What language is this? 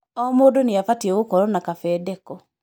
Kikuyu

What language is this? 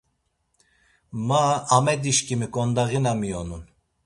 Laz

